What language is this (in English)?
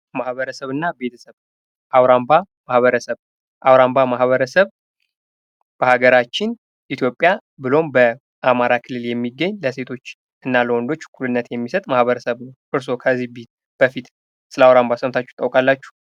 Amharic